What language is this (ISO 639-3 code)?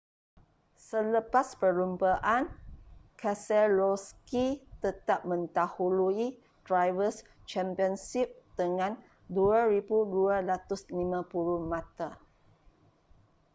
msa